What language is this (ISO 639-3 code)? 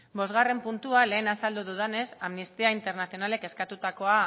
eus